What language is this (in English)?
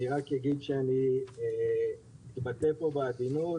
Hebrew